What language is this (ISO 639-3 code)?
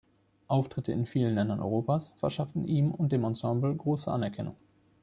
deu